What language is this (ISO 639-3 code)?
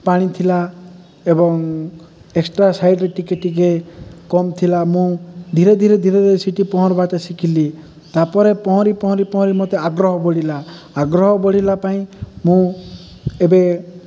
ori